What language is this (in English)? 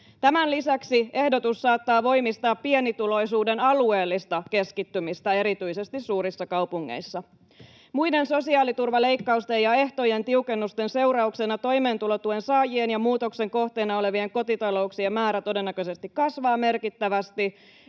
Finnish